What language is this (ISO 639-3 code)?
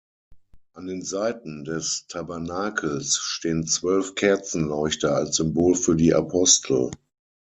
deu